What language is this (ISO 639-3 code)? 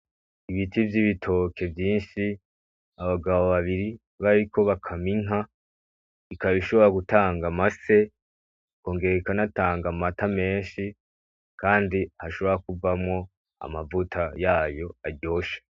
run